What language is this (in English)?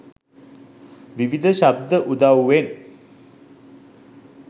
Sinhala